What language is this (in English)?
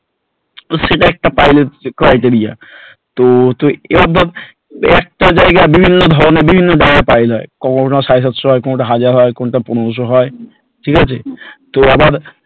Bangla